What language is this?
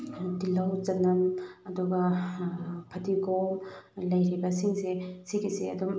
Manipuri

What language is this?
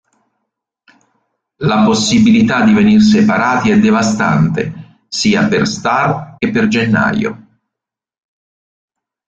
Italian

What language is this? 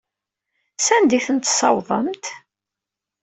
Kabyle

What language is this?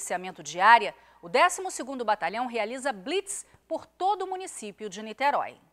Portuguese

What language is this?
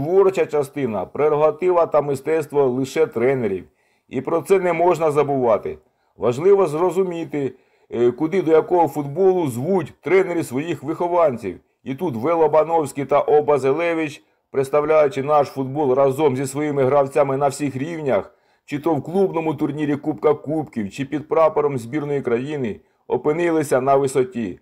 Ukrainian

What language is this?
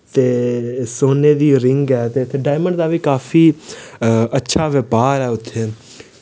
Dogri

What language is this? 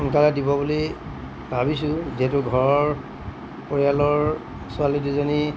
Assamese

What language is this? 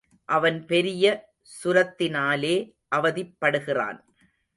Tamil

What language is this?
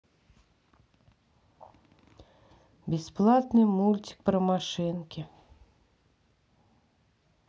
Russian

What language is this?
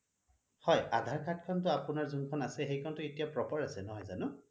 Assamese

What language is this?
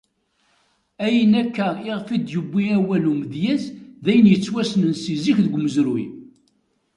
Kabyle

